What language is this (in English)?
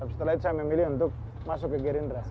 Indonesian